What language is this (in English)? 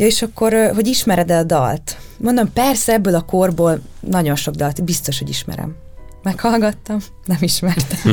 Hungarian